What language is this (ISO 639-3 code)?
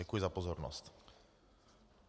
ces